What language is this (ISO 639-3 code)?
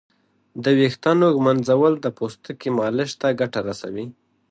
pus